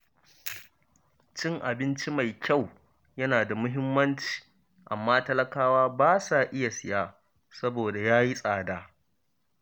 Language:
Hausa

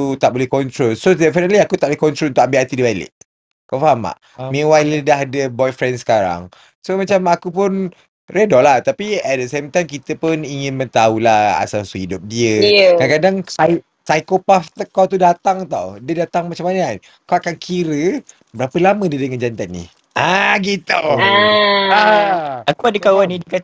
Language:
Malay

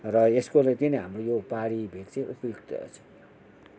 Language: Nepali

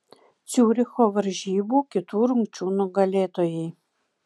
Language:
Lithuanian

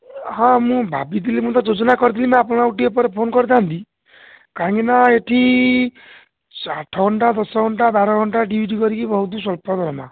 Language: Odia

